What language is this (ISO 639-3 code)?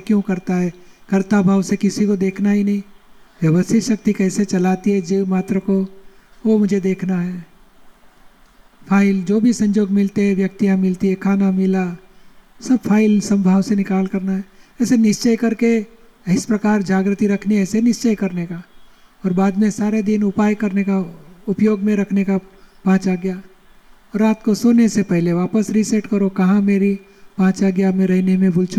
guj